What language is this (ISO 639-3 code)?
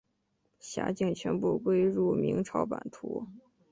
zho